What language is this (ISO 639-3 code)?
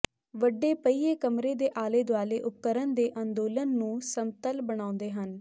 pan